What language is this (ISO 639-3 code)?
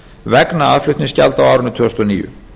isl